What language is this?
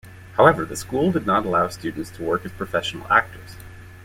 English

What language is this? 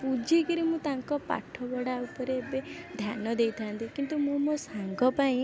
Odia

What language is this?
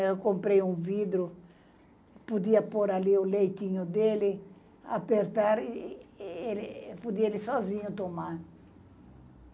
Portuguese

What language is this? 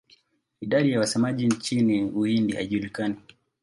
Swahili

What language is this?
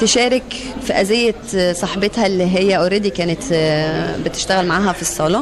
Arabic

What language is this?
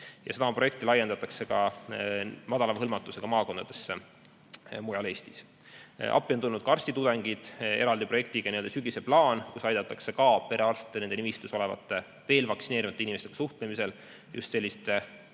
Estonian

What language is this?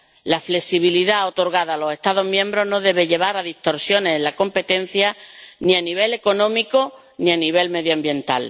Spanish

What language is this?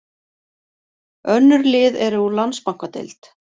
Icelandic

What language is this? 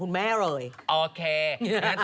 Thai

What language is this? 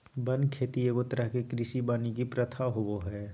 Magahi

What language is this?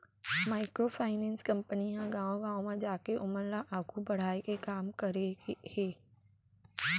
Chhattisgarhi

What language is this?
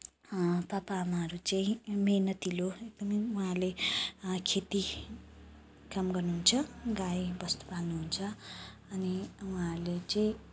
Nepali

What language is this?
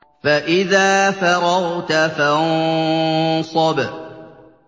Arabic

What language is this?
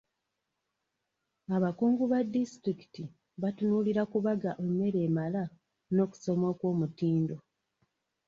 Ganda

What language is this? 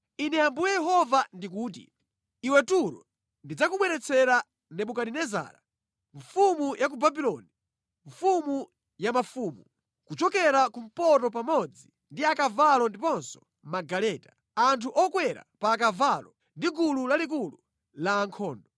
Nyanja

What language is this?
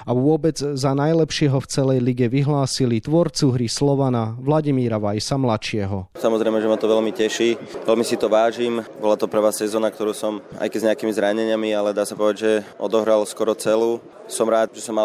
Slovak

